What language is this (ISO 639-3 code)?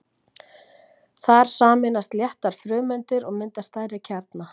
isl